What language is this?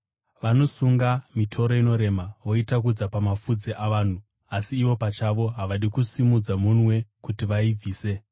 Shona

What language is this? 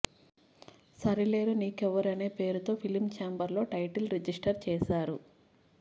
Telugu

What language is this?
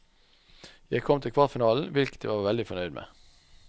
Norwegian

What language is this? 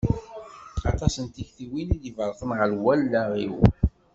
Kabyle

